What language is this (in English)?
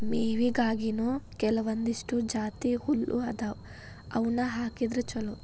Kannada